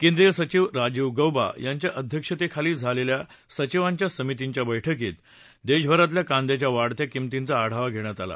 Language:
Marathi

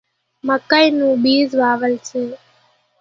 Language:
Kachi Koli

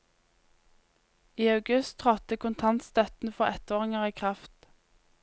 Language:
Norwegian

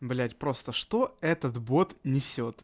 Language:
Russian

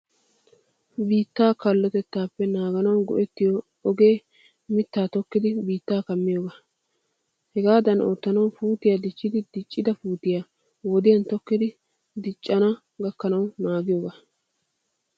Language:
Wolaytta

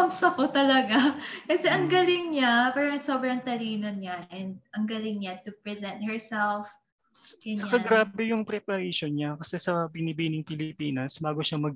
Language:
Filipino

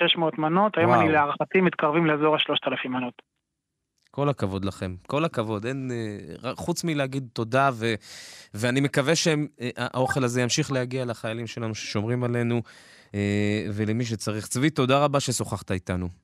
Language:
Hebrew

